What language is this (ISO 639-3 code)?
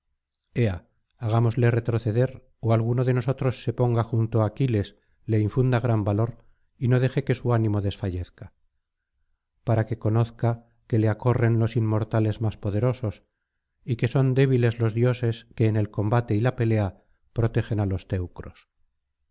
spa